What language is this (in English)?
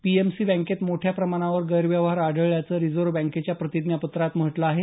Marathi